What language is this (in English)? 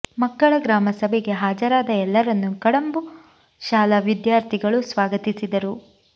Kannada